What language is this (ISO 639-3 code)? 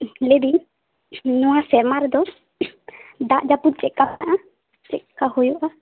sat